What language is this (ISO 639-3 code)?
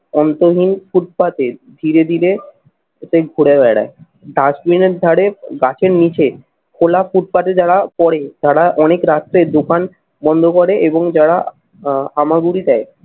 ben